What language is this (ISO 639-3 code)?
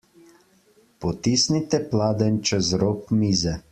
slv